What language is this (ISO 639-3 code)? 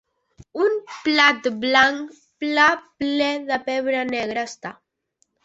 cat